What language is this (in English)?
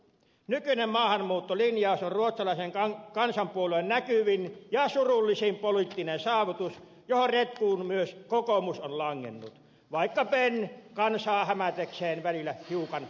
Finnish